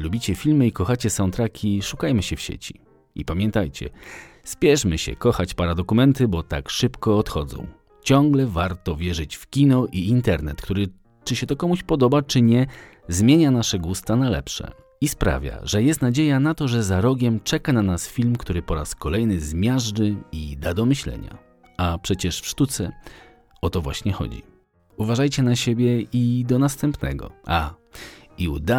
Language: Polish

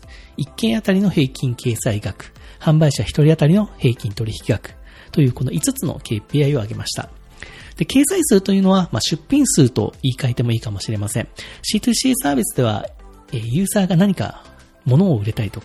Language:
Japanese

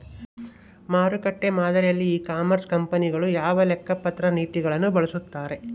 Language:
Kannada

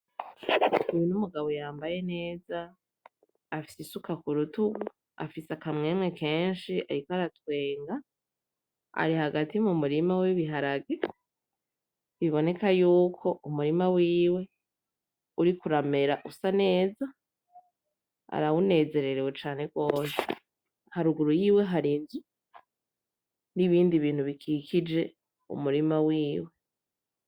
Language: Rundi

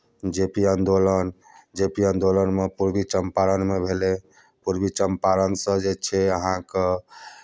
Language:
Maithili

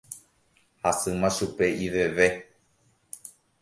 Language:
Guarani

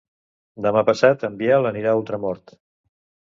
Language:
Catalan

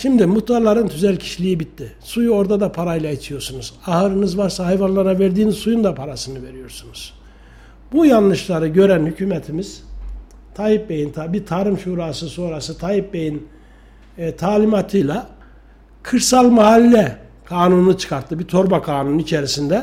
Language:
Turkish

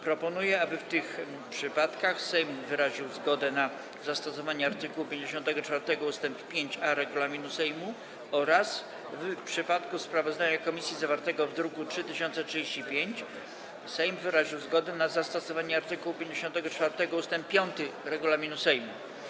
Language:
Polish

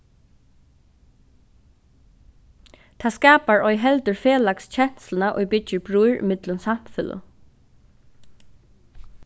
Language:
Faroese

